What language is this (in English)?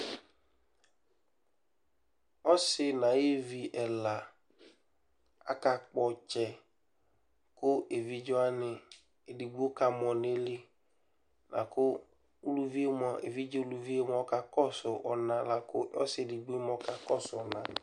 Ikposo